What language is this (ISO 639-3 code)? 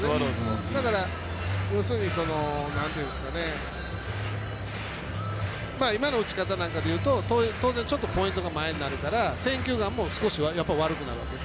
jpn